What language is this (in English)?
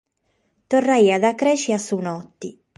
Sardinian